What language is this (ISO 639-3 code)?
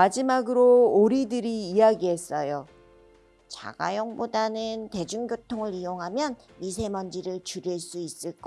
kor